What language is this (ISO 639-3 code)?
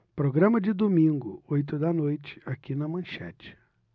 por